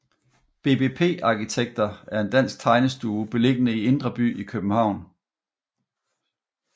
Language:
Danish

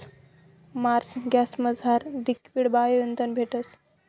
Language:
Marathi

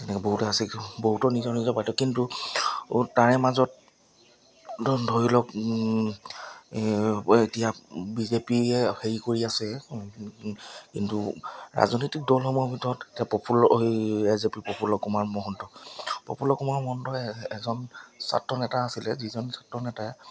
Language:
Assamese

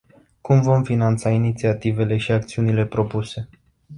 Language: Romanian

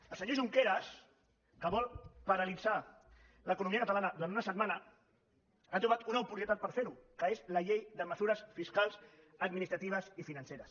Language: Catalan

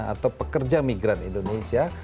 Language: Indonesian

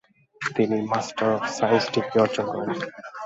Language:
Bangla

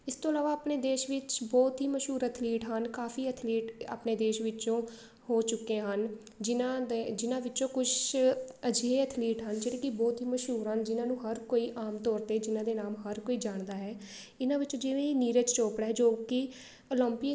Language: Punjabi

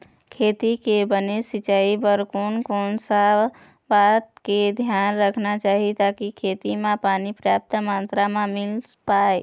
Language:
Chhattisgarhi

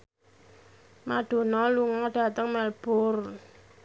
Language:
Javanese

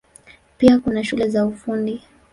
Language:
Swahili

